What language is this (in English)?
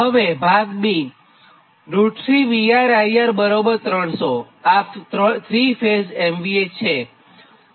Gujarati